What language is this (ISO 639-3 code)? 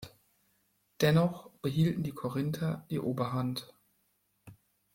deu